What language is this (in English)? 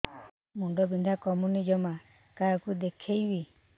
Odia